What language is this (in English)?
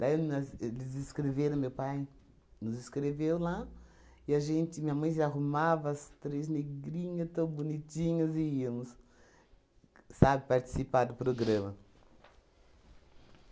Portuguese